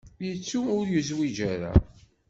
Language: Kabyle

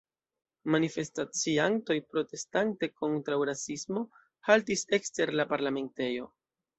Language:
Esperanto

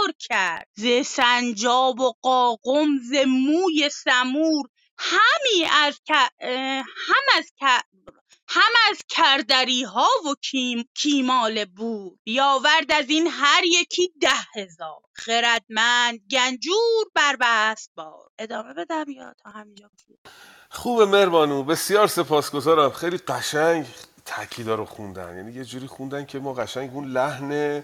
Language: Persian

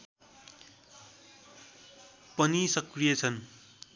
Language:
Nepali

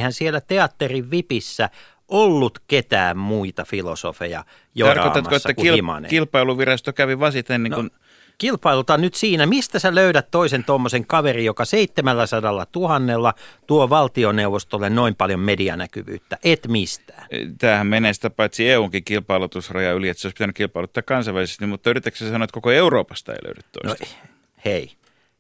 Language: Finnish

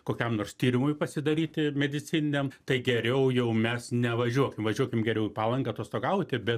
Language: Lithuanian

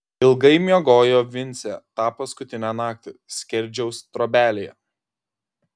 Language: Lithuanian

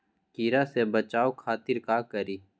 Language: Magahi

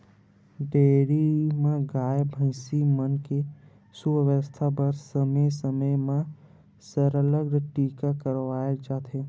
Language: Chhattisgarhi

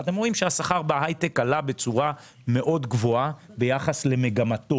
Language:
Hebrew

